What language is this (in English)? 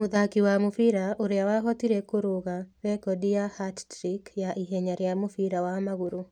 Kikuyu